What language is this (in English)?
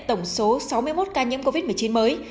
Vietnamese